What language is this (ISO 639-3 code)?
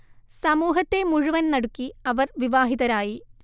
mal